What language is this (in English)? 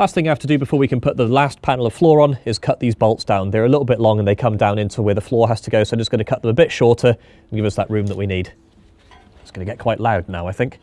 English